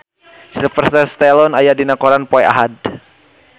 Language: Sundanese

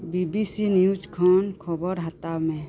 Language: Santali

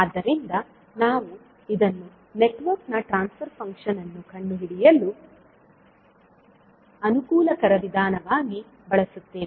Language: Kannada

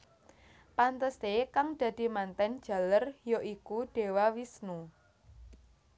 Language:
Javanese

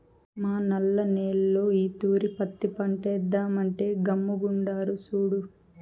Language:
Telugu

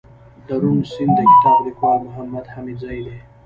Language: Pashto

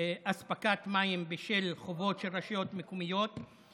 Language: Hebrew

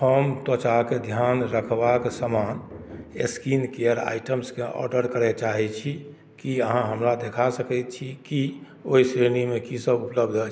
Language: Maithili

